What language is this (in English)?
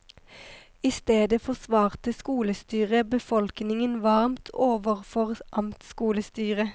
Norwegian